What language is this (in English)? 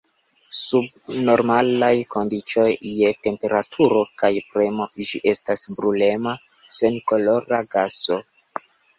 Esperanto